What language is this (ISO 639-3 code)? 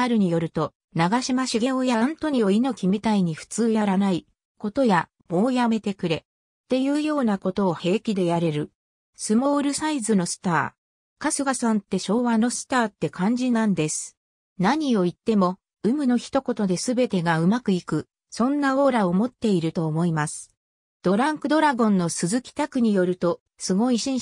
jpn